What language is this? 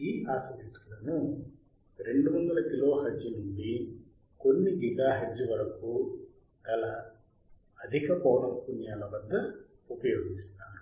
Telugu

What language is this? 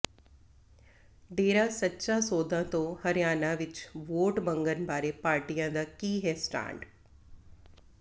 Punjabi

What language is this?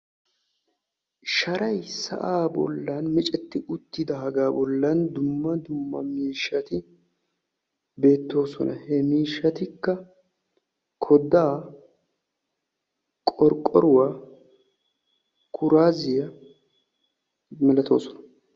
Wolaytta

